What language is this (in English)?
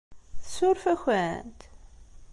Kabyle